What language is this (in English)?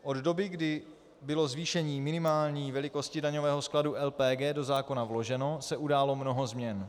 Czech